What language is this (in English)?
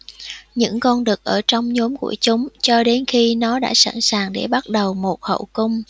Vietnamese